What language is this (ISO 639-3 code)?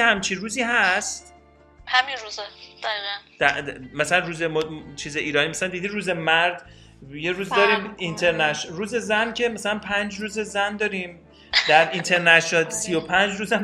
fas